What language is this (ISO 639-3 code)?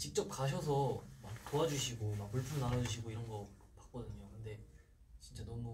kor